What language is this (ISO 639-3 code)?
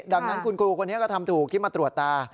tha